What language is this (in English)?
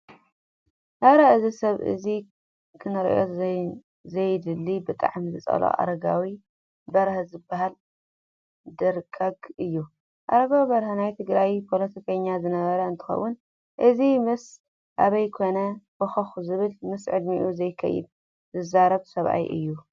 Tigrinya